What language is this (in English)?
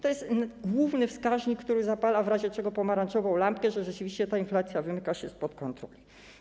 Polish